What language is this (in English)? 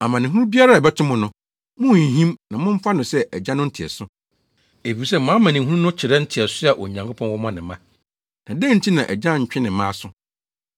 Akan